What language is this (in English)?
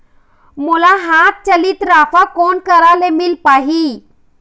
Chhattisgarhi